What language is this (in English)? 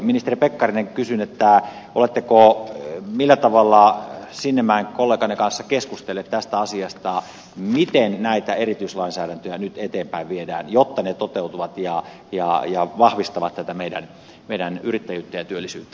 Finnish